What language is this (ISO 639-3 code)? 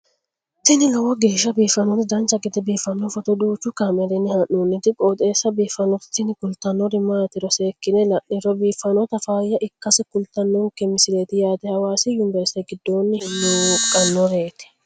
sid